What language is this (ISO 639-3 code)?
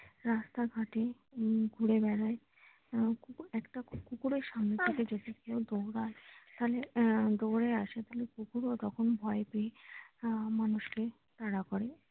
ben